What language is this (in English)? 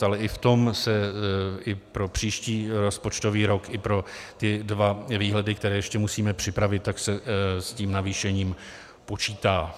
Czech